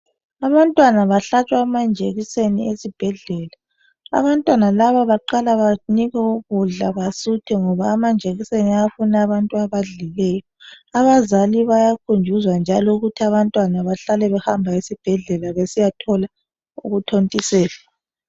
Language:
North Ndebele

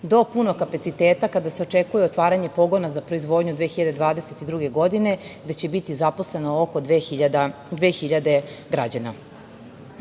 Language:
Serbian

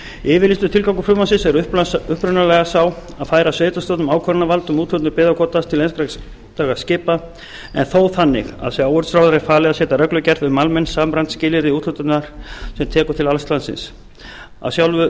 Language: Icelandic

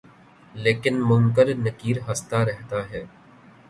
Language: Urdu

